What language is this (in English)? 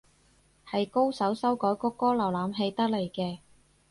Cantonese